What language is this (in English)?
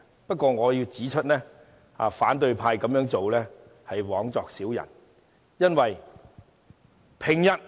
Cantonese